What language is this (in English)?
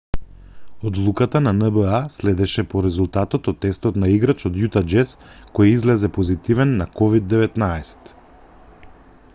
Macedonian